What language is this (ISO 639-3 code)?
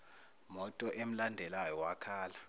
zul